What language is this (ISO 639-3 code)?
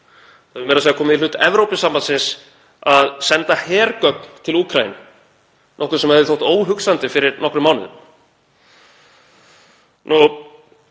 isl